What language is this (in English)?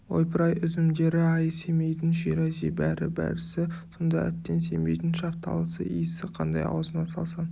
Kazakh